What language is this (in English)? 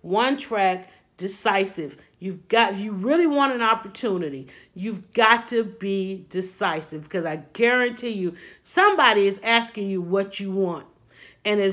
English